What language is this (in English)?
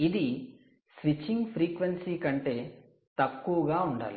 Telugu